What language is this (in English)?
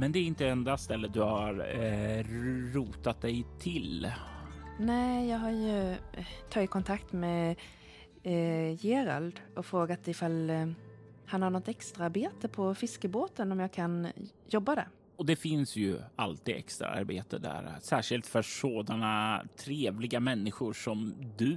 Swedish